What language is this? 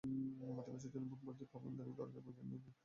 Bangla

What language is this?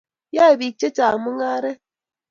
Kalenjin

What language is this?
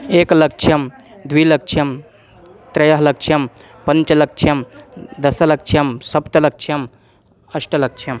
Sanskrit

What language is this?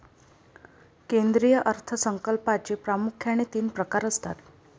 Marathi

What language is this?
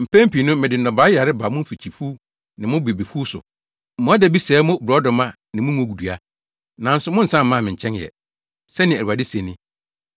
Akan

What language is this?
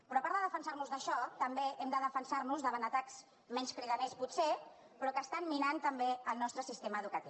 Catalan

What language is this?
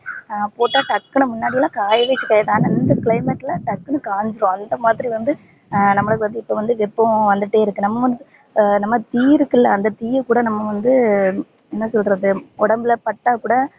Tamil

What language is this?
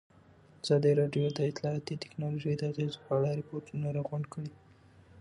Pashto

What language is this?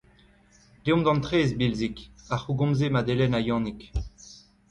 Breton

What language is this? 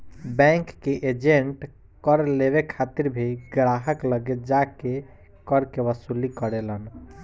Bhojpuri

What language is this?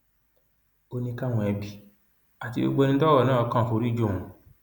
Yoruba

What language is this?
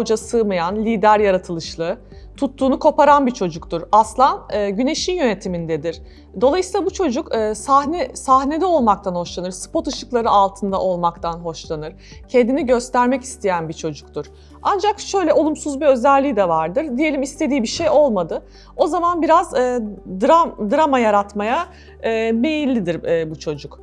Turkish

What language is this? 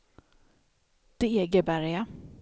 Swedish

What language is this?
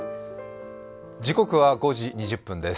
Japanese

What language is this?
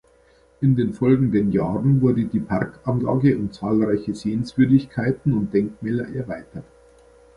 German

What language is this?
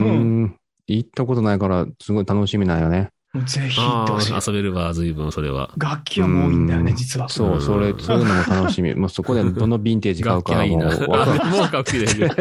Japanese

